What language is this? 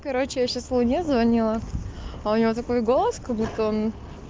Russian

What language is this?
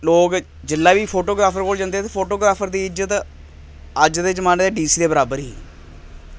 Dogri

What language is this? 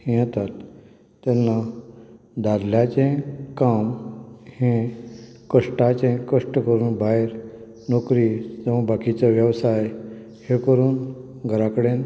Konkani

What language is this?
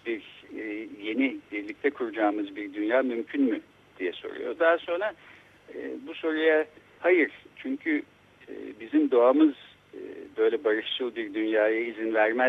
Turkish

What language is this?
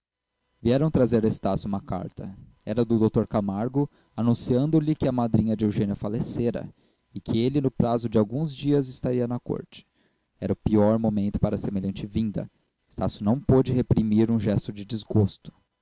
Portuguese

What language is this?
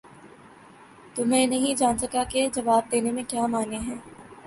Urdu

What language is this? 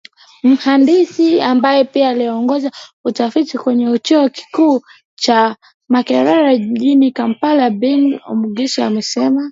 Swahili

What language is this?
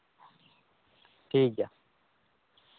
Santali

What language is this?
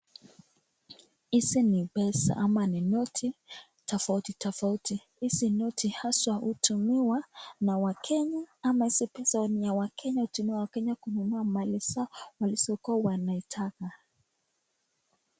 Swahili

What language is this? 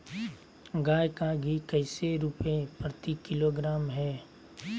Magahi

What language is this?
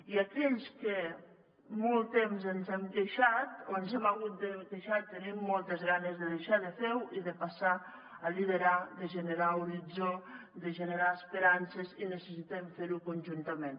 Catalan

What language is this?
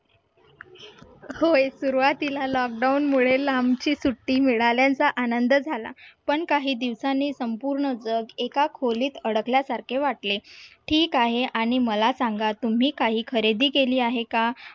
Marathi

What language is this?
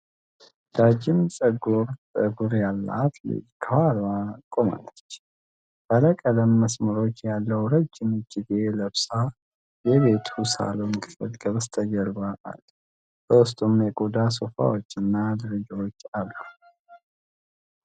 Amharic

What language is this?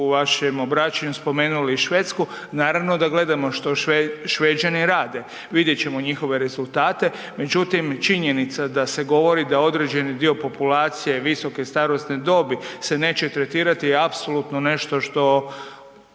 Croatian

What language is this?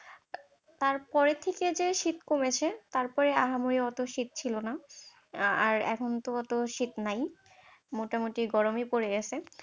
Bangla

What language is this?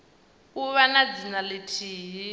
Venda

